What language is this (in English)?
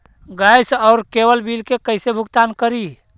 Magahi